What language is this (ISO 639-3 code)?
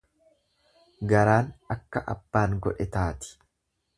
orm